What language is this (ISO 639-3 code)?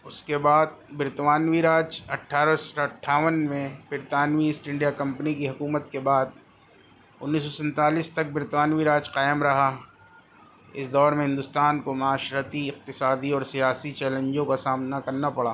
urd